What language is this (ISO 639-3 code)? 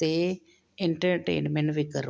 pan